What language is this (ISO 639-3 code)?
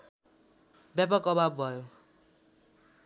nep